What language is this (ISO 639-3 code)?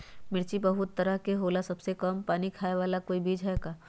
mag